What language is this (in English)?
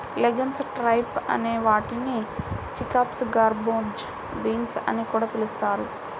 Telugu